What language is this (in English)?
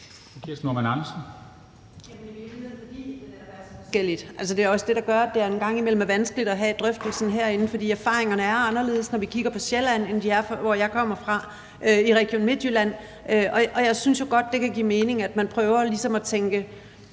Danish